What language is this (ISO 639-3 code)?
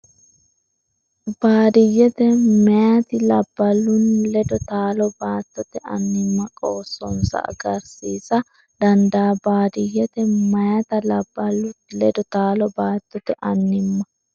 sid